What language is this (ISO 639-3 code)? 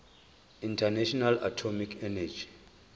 zul